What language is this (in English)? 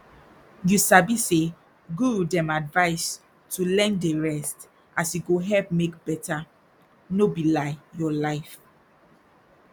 Nigerian Pidgin